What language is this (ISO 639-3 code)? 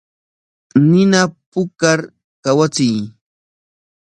qwa